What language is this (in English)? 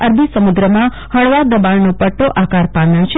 Gujarati